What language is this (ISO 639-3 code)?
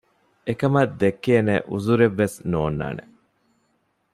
div